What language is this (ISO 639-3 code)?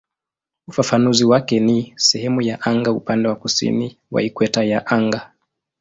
swa